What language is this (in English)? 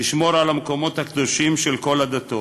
Hebrew